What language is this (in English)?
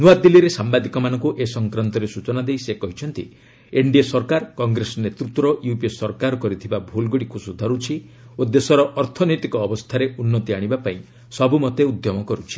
Odia